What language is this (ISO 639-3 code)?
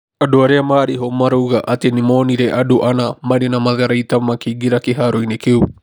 kik